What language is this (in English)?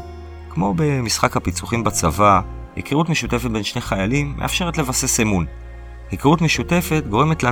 Hebrew